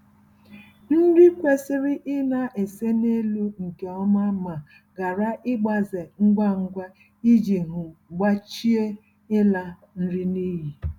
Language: Igbo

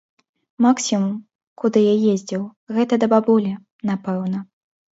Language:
Belarusian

